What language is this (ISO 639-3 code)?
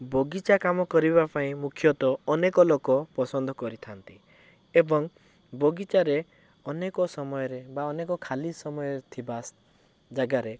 ori